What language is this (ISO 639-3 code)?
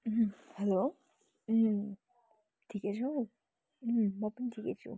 nep